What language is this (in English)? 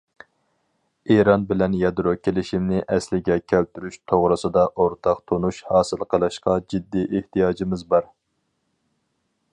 Uyghur